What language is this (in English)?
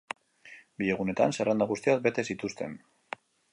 Basque